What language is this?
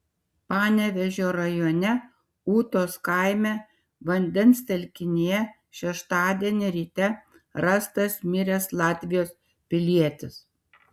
Lithuanian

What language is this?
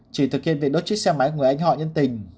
Vietnamese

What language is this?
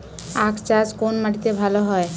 Bangla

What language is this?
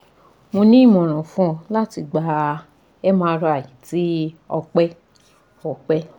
Yoruba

